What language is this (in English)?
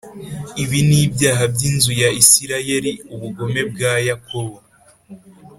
Kinyarwanda